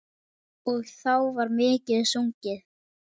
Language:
Icelandic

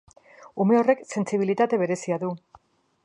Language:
Basque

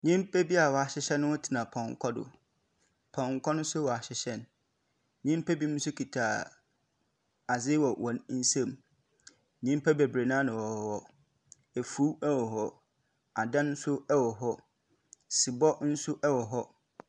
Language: Akan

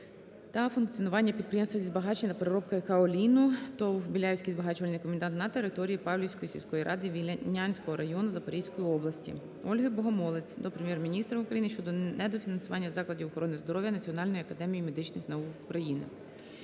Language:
Ukrainian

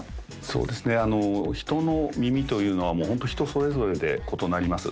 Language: Japanese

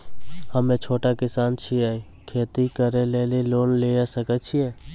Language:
Maithili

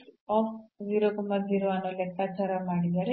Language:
Kannada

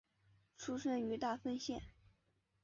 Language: Chinese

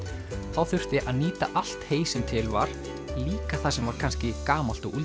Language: Icelandic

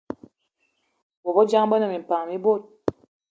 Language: Eton (Cameroon)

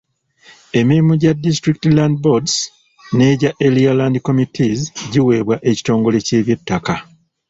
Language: Ganda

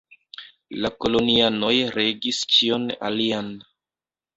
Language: Esperanto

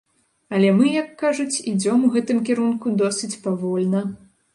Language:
Belarusian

